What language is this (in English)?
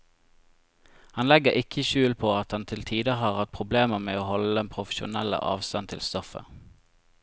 Norwegian